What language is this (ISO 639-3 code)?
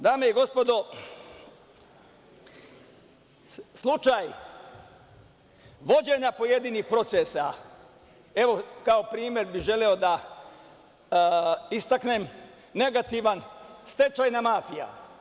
srp